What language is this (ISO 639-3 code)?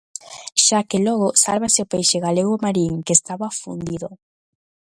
glg